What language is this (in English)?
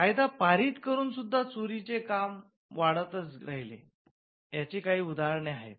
Marathi